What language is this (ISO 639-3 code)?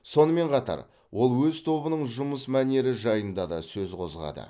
kaz